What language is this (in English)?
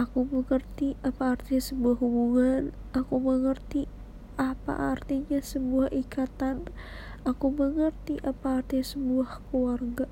Indonesian